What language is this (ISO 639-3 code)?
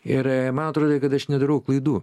lit